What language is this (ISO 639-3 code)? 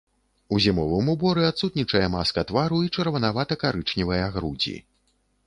bel